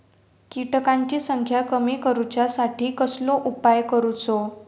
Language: Marathi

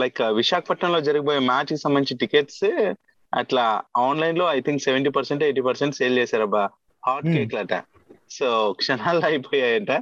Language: Telugu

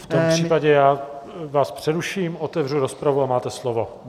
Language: Czech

